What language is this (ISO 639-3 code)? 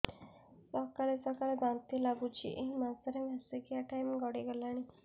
ori